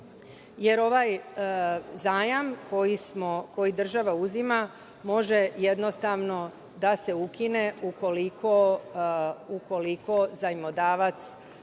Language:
Serbian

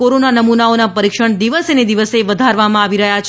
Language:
Gujarati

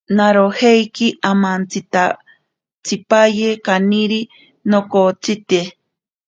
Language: Ashéninka Perené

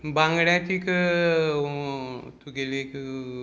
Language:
Konkani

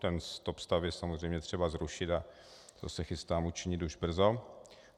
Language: Czech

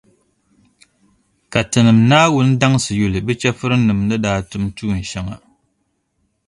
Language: Dagbani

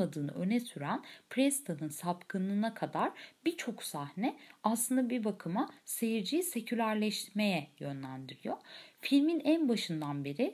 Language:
Turkish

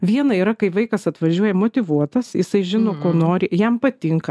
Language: Lithuanian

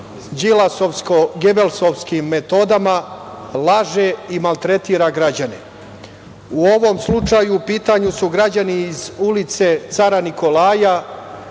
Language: Serbian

